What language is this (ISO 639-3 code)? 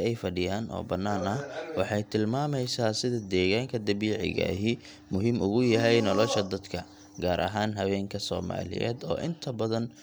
som